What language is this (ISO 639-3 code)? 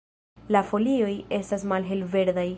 epo